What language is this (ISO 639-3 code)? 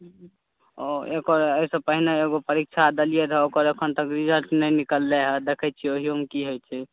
mai